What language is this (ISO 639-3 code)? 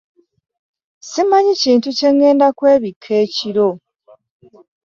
lug